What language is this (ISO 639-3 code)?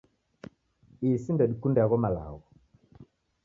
dav